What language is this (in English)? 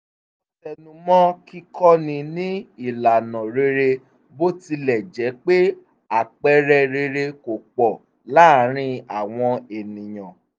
Yoruba